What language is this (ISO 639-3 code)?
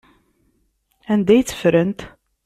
kab